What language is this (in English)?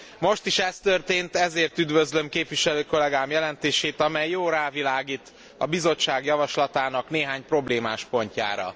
Hungarian